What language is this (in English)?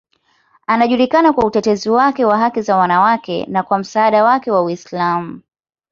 Swahili